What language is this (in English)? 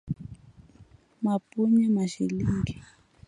Swahili